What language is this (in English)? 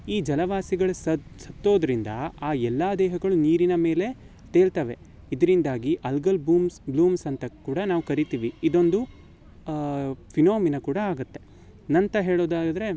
Kannada